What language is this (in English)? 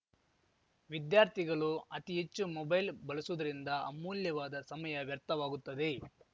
Kannada